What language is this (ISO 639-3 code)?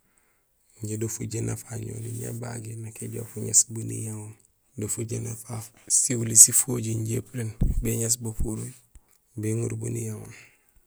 gsl